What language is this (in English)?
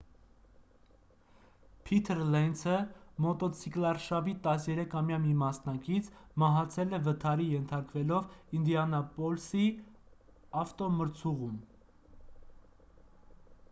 Armenian